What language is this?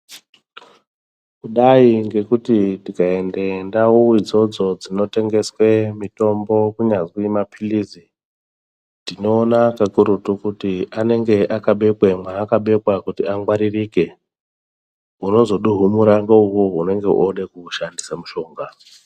Ndau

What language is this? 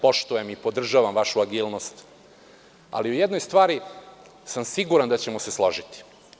Serbian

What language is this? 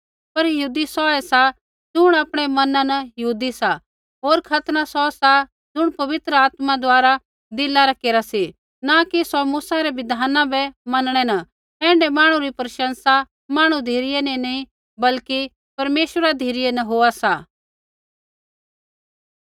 Kullu Pahari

